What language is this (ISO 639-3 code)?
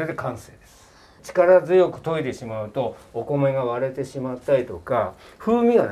jpn